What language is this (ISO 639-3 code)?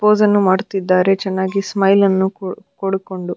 kan